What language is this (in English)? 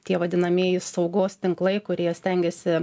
Lithuanian